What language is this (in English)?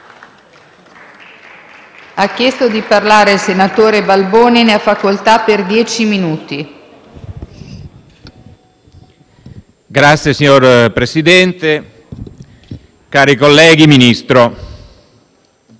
Italian